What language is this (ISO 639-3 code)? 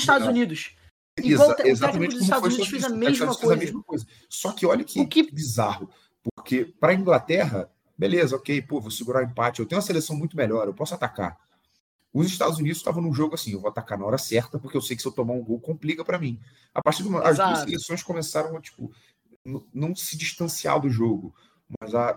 por